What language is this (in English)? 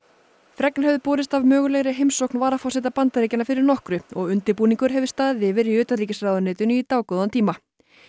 Icelandic